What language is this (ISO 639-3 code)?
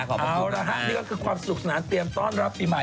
tha